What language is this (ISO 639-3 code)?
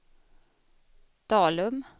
swe